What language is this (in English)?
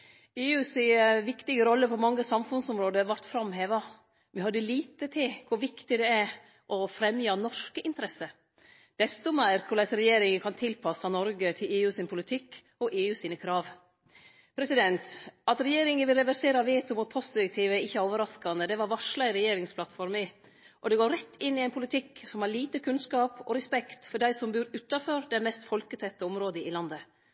Norwegian Nynorsk